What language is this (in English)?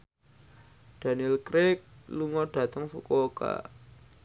Javanese